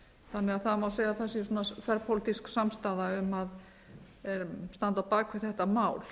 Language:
Icelandic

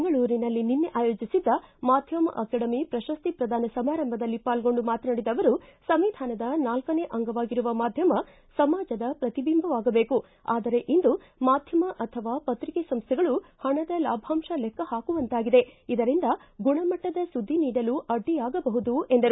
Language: Kannada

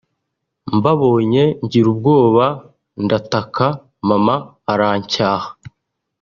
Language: Kinyarwanda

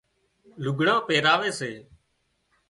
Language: Wadiyara Koli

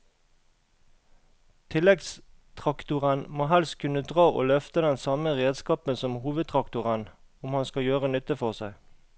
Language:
Norwegian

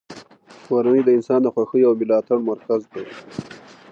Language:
Pashto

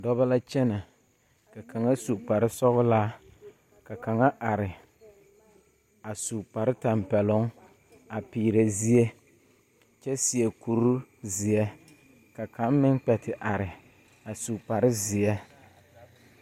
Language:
Southern Dagaare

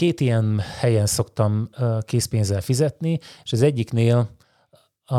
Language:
Hungarian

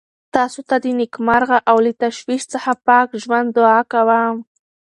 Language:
Pashto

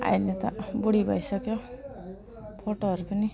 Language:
Nepali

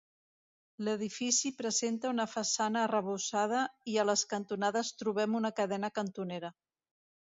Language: Catalan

